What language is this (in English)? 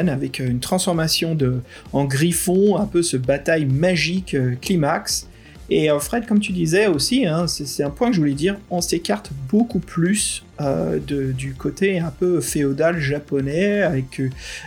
French